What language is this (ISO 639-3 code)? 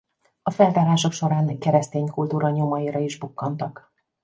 hun